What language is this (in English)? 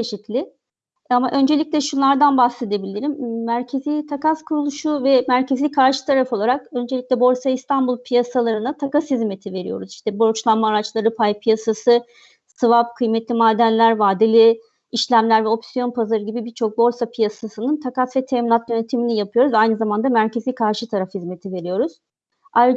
Turkish